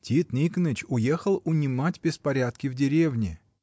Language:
Russian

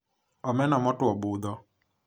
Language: Luo (Kenya and Tanzania)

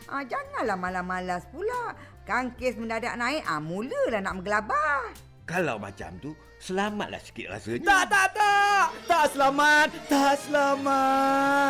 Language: Malay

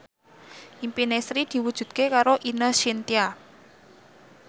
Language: Javanese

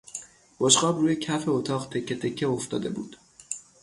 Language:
Persian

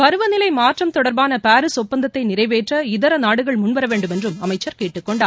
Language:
Tamil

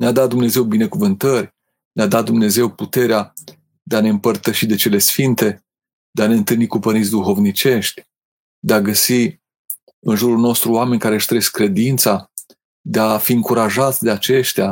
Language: Romanian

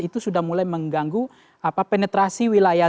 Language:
Indonesian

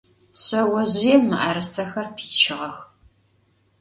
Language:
Adyghe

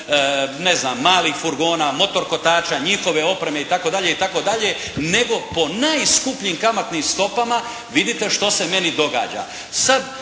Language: Croatian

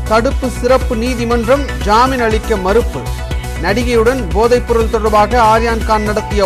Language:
Tamil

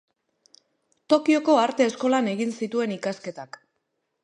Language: Basque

